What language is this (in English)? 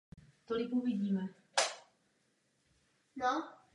Czech